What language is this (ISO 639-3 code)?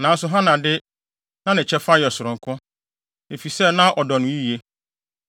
aka